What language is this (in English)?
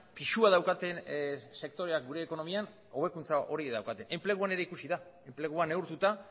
Basque